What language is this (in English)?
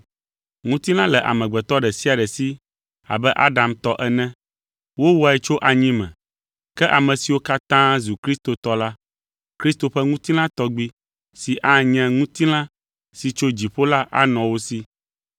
Ewe